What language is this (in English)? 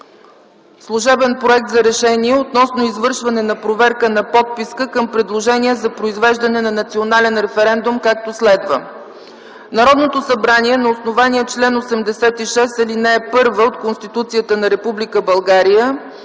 Bulgarian